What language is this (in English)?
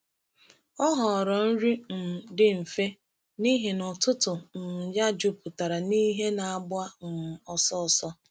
Igbo